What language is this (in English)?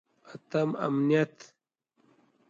Pashto